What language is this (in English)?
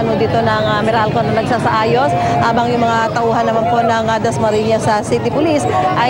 Filipino